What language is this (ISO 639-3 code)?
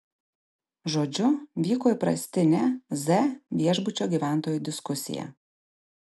lit